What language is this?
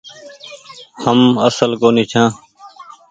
Goaria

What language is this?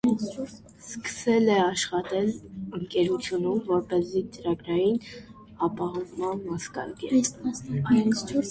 Armenian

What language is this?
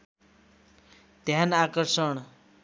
Nepali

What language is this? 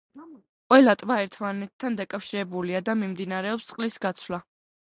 Georgian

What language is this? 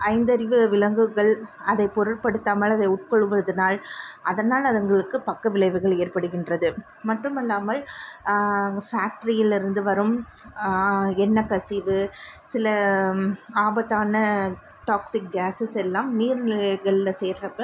Tamil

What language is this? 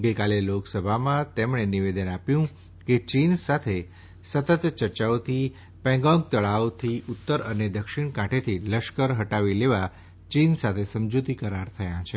Gujarati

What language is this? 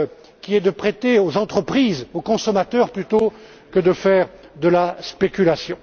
French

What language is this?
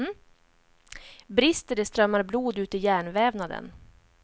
Swedish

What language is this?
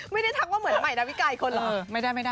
Thai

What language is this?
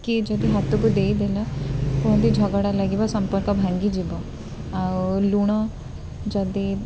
Odia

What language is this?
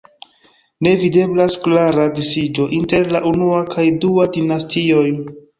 Esperanto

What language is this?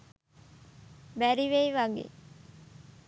Sinhala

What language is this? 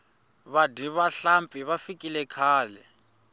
Tsonga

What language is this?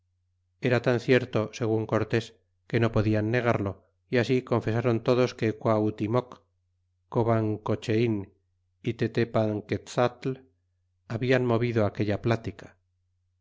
Spanish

